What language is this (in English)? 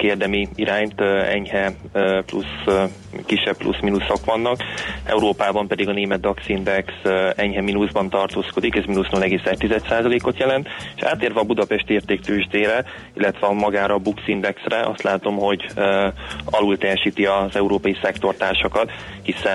Hungarian